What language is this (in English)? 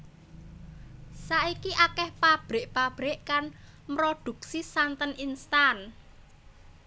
Javanese